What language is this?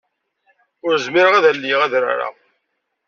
Kabyle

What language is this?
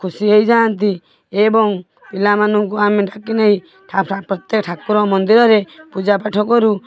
Odia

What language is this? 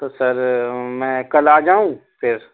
Urdu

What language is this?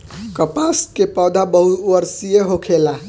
Bhojpuri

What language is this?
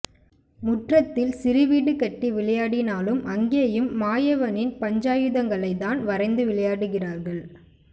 Tamil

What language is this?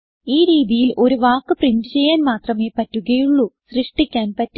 Malayalam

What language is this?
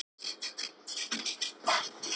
Icelandic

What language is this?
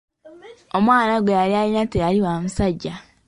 Ganda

